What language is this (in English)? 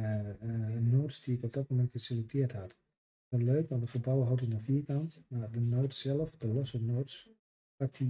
Dutch